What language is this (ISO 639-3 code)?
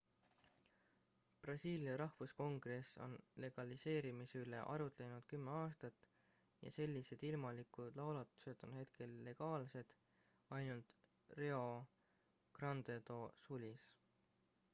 est